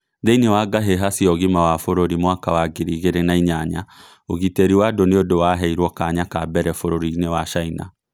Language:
Kikuyu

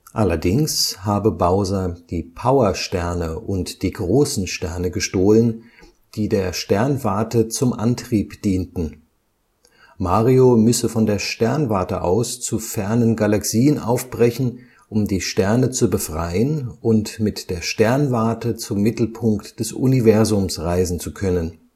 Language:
German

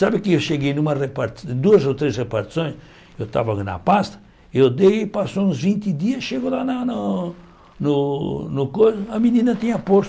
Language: Portuguese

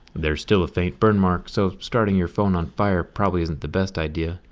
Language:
English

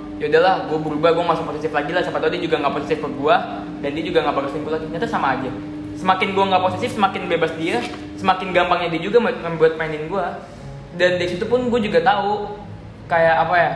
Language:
Indonesian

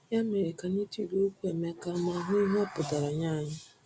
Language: Igbo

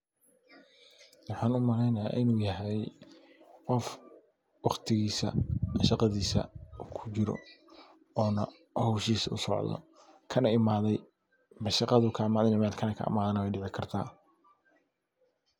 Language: Somali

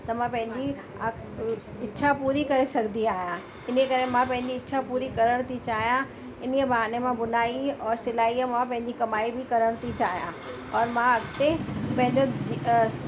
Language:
Sindhi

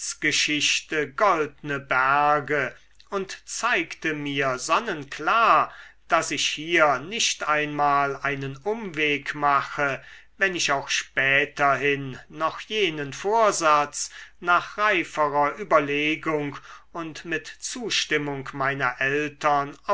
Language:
German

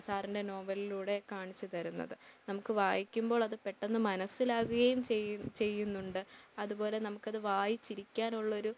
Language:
Malayalam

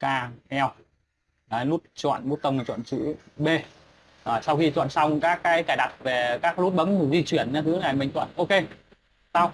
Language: Vietnamese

